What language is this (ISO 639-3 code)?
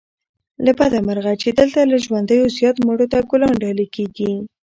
pus